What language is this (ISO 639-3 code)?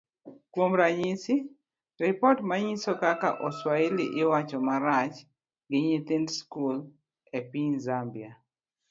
luo